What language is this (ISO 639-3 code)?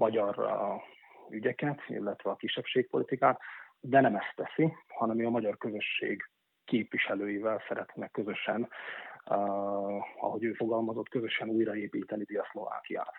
hun